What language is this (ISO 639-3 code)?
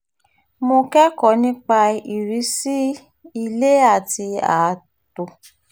yor